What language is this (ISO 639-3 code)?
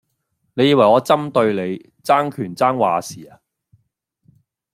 yue